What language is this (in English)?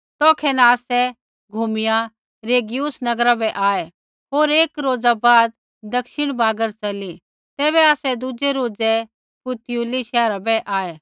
Kullu Pahari